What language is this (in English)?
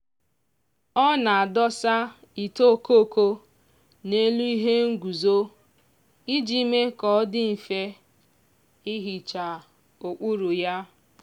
Igbo